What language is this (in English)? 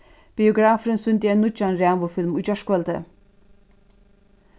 Faroese